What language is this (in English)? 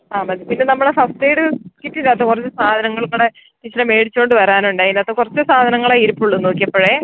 Malayalam